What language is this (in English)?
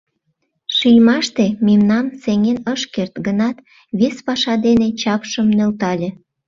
Mari